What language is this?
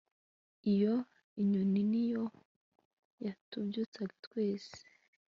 Kinyarwanda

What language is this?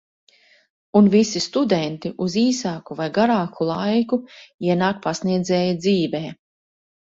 Latvian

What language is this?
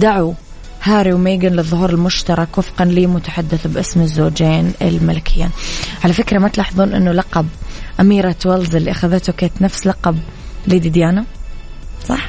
Arabic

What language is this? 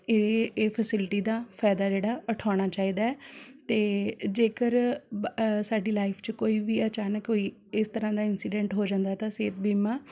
Punjabi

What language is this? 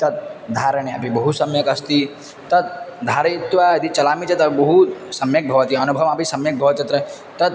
Sanskrit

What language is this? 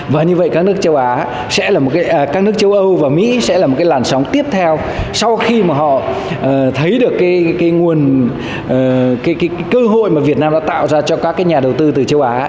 Vietnamese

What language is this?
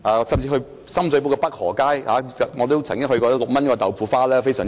Cantonese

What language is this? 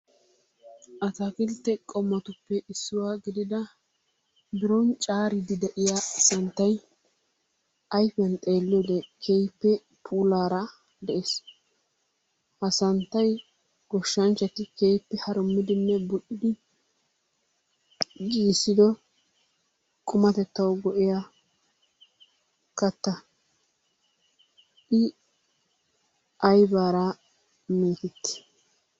Wolaytta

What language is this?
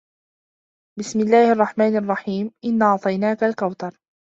Arabic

